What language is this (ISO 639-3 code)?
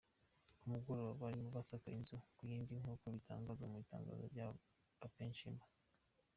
kin